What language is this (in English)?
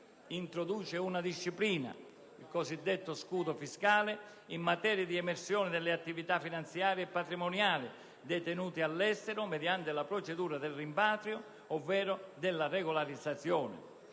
Italian